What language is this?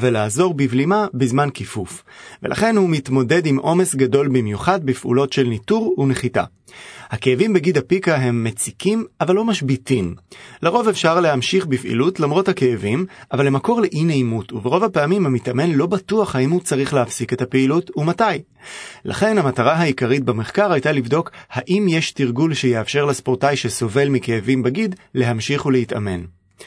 Hebrew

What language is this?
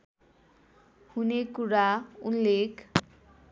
Nepali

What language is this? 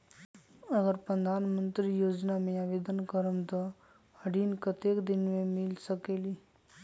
Magahi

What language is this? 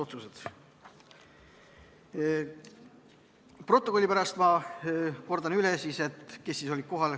Estonian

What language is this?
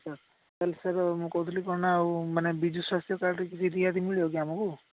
Odia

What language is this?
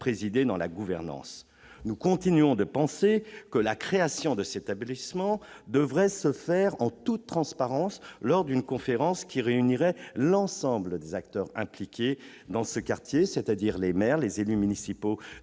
French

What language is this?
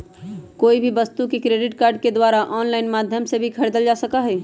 Magahi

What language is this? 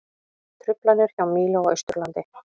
Icelandic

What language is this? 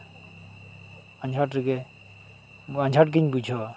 Santali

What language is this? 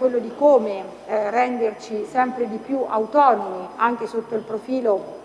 Italian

